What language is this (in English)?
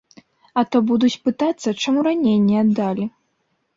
Belarusian